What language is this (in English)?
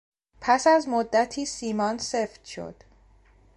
Persian